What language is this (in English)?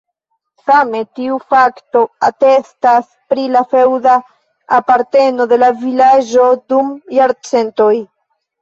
Esperanto